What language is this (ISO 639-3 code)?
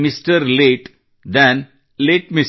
kan